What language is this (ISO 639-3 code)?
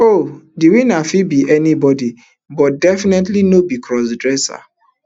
pcm